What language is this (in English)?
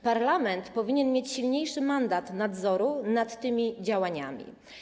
Polish